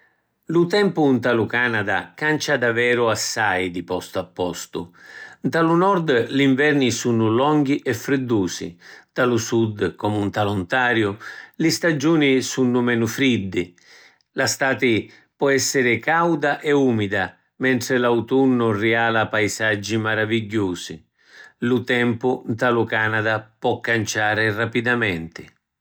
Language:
Sicilian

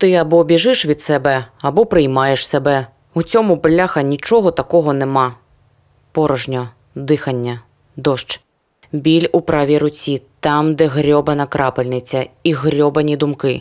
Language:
Ukrainian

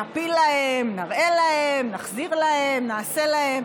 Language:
Hebrew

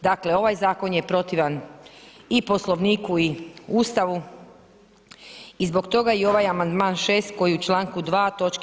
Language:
Croatian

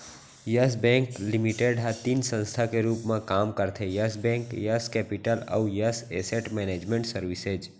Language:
Chhattisgarhi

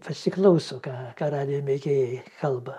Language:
Lithuanian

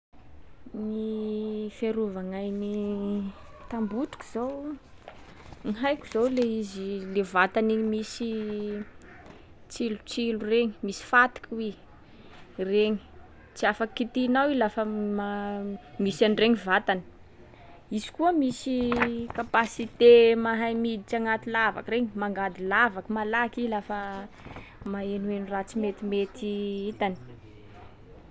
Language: Sakalava Malagasy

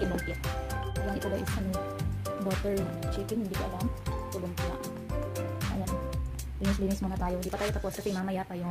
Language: Indonesian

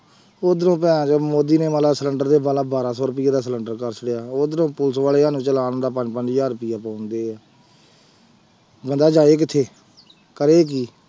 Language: Punjabi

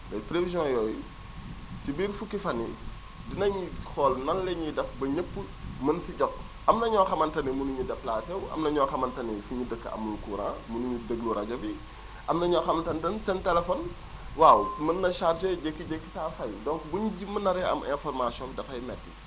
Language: Wolof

